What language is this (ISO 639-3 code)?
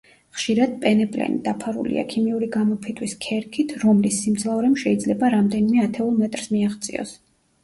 kat